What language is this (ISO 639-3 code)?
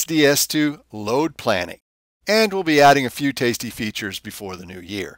eng